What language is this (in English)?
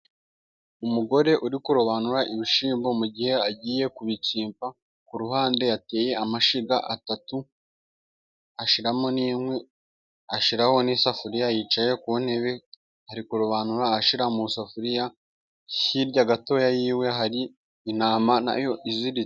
Kinyarwanda